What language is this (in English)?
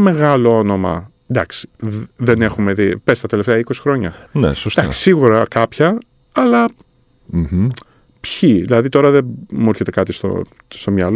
Greek